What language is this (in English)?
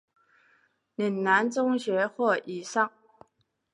Chinese